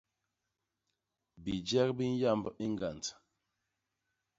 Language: Basaa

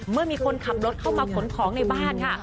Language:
Thai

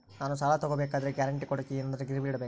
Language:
Kannada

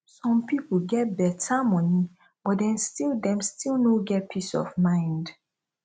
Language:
Nigerian Pidgin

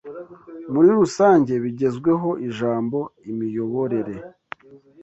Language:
Kinyarwanda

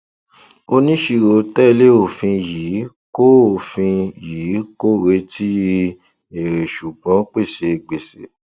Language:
Yoruba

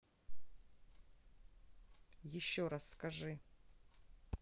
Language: Russian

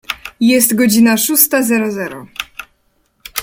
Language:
Polish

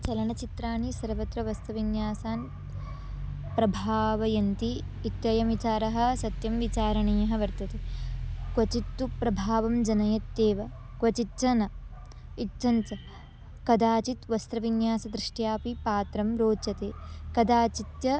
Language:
Sanskrit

